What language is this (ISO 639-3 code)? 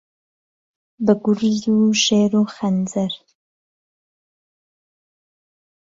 ckb